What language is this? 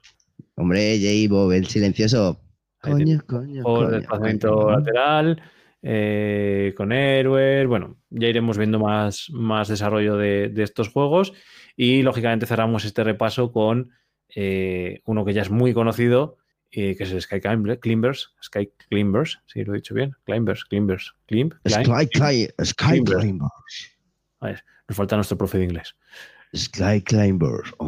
Spanish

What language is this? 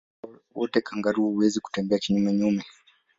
Swahili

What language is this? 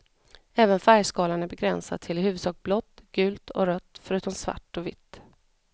Swedish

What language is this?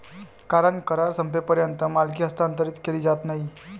Marathi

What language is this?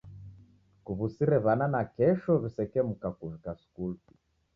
Taita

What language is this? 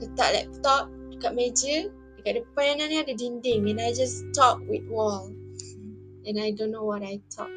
Malay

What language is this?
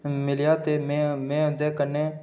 Dogri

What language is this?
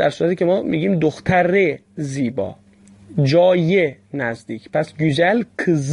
Persian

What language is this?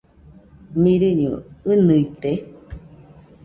Nüpode Huitoto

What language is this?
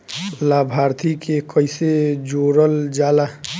Bhojpuri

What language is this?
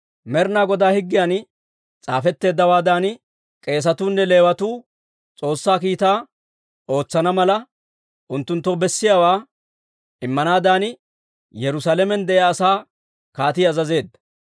Dawro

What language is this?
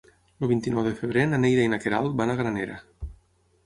Catalan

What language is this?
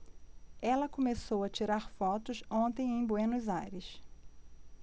Portuguese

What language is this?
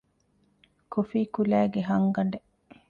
Divehi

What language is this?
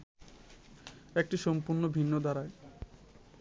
Bangla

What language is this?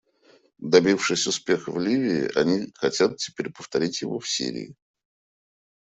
Russian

